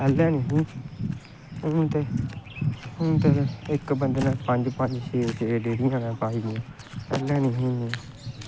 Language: Dogri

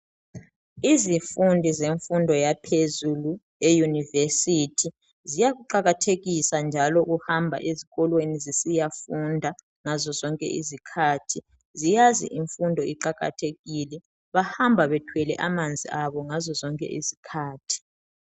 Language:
North Ndebele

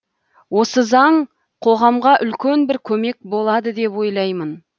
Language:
Kazakh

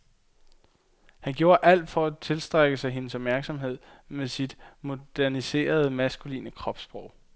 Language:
Danish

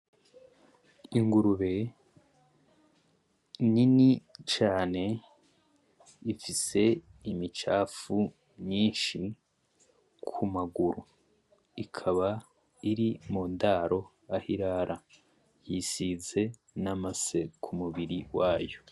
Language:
Rundi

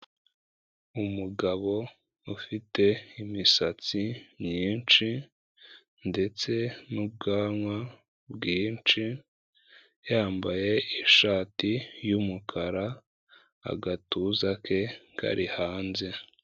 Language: Kinyarwanda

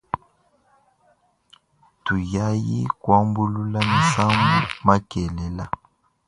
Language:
Luba-Lulua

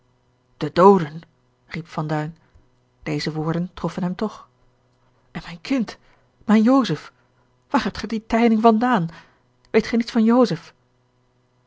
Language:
Dutch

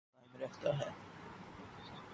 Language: Urdu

